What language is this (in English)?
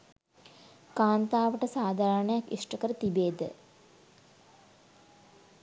Sinhala